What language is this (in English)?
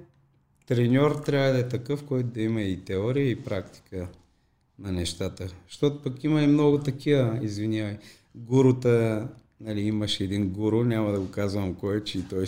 Bulgarian